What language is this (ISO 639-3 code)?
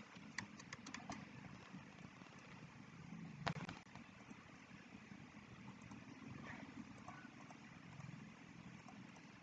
vie